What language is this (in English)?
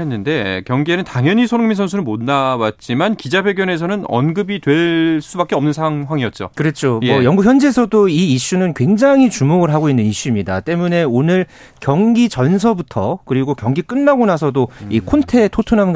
Korean